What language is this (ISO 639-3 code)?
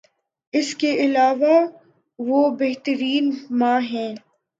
urd